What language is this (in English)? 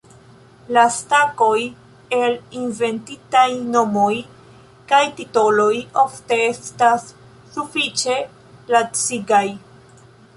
Esperanto